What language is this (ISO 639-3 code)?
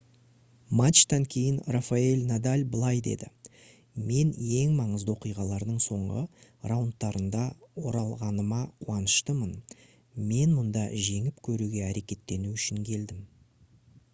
kaz